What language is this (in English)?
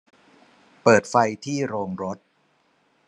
Thai